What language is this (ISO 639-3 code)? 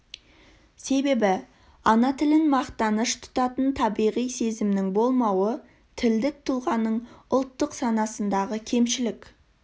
kaz